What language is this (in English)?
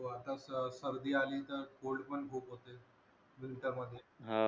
Marathi